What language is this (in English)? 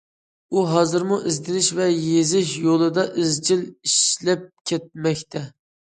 Uyghur